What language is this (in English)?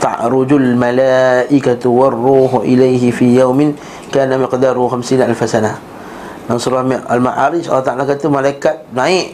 Malay